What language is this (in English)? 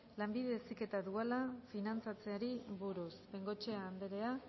Basque